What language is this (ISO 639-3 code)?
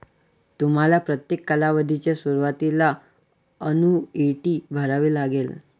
mar